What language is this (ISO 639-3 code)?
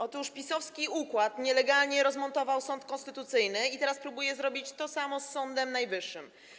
pol